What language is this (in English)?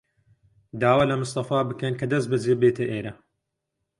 Central Kurdish